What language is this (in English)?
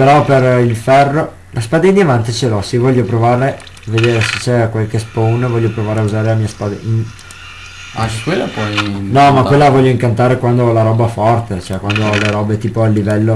Italian